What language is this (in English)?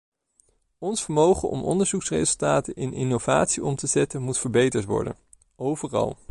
Dutch